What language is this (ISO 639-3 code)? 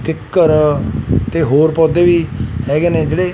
pan